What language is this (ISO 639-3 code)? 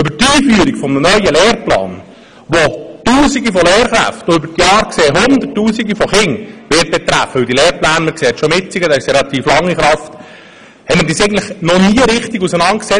gsw